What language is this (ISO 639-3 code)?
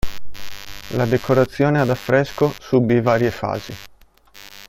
ita